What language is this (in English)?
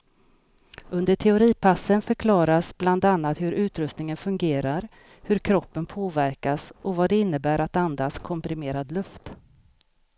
Swedish